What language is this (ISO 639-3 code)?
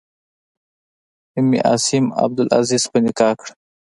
pus